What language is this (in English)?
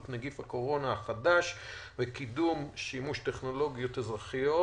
Hebrew